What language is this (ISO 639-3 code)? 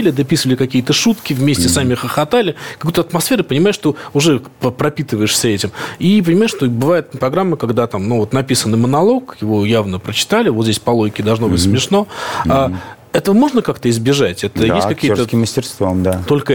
rus